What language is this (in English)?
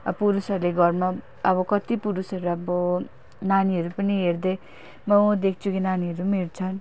Nepali